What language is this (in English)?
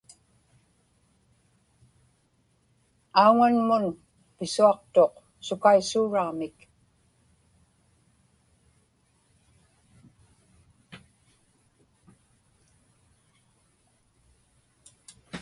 Inupiaq